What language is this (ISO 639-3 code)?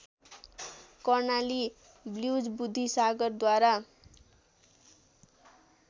nep